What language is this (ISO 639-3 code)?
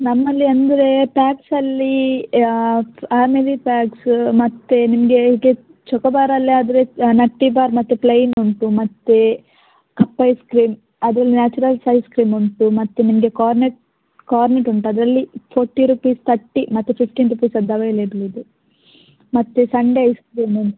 kan